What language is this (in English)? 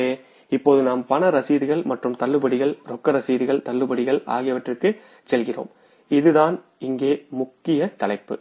Tamil